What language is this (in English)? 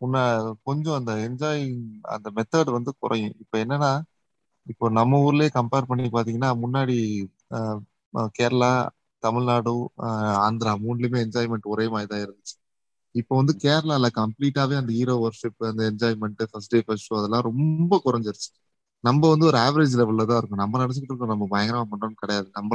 Tamil